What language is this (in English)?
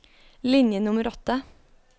Norwegian